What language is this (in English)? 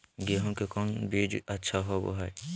Magahi